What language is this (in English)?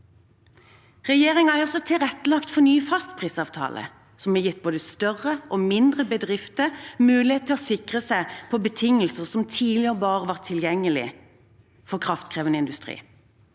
Norwegian